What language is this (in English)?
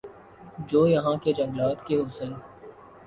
Urdu